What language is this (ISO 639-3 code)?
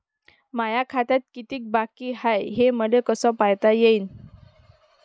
mar